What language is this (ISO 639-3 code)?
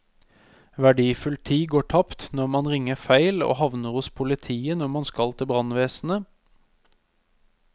nor